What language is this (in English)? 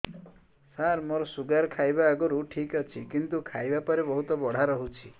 Odia